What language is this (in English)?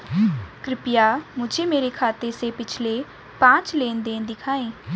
Hindi